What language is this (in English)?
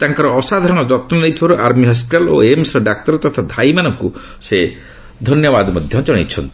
Odia